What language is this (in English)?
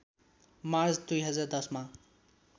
Nepali